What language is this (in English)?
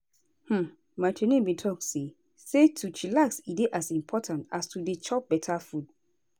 Nigerian Pidgin